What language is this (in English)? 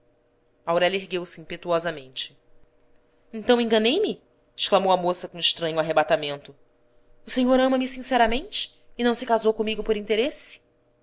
Portuguese